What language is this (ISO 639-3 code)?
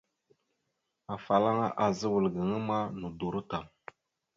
mxu